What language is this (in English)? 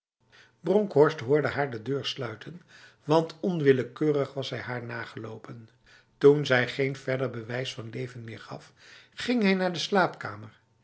Dutch